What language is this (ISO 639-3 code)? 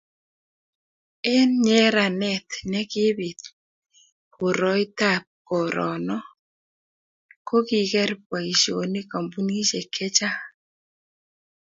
kln